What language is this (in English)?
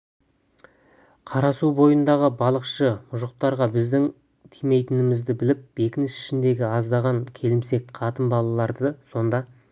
Kazakh